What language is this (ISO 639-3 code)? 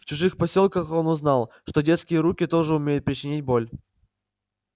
rus